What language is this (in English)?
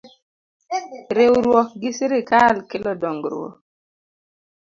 Luo (Kenya and Tanzania)